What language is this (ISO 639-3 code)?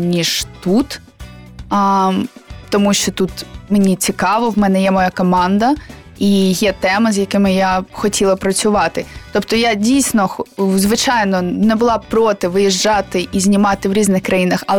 ukr